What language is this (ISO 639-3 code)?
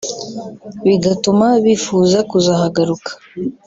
kin